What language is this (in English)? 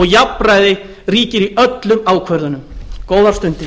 Icelandic